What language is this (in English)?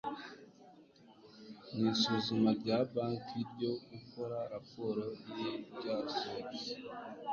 Kinyarwanda